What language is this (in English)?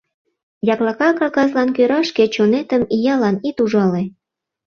Mari